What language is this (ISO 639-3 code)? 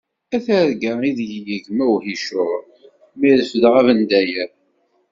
kab